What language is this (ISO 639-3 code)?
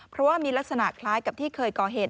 tha